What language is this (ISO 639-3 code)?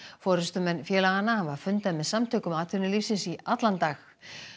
isl